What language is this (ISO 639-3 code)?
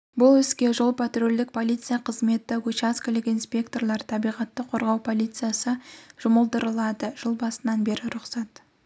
kaz